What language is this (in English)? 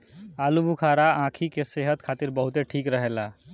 Bhojpuri